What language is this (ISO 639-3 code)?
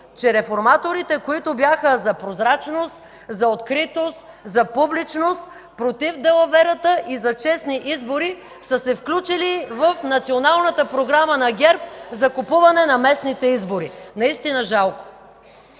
bul